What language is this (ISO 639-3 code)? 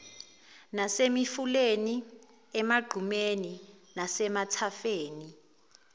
zul